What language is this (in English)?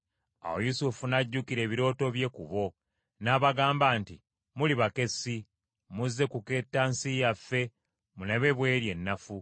Ganda